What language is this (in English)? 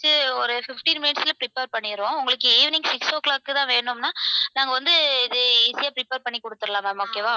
Tamil